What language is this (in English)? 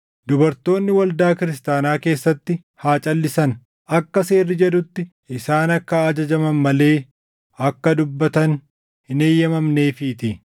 Oromo